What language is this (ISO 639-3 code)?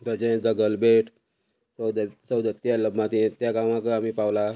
kok